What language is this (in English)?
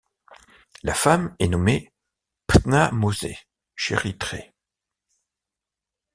French